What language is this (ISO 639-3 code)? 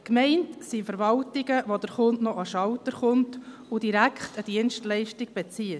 gsw